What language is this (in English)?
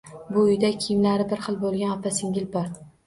Uzbek